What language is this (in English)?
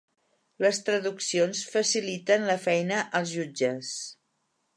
Catalan